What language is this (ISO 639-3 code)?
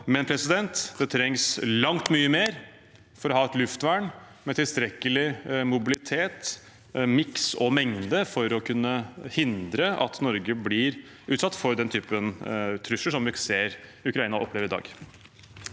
nor